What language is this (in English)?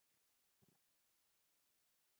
Chinese